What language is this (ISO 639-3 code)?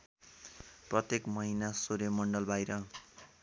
nep